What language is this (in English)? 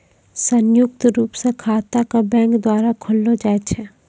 Maithili